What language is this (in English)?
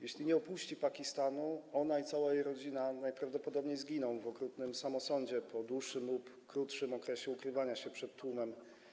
Polish